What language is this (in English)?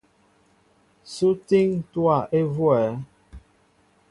Mbo (Cameroon)